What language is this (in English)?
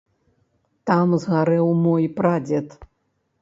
Belarusian